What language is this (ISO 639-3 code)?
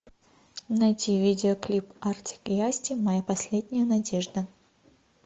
rus